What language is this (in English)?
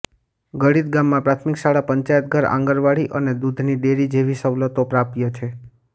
Gujarati